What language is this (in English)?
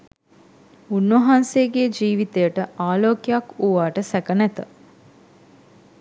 Sinhala